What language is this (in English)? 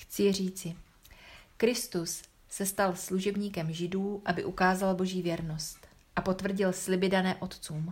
Czech